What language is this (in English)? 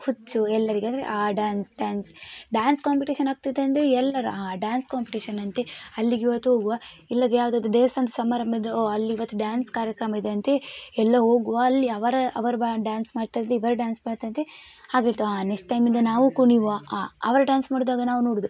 Kannada